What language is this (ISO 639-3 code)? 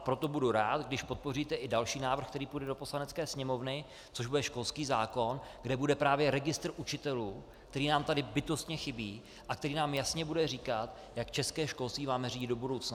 ces